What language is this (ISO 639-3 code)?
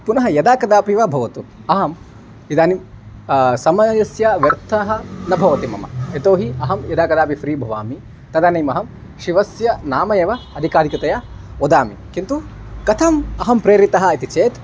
san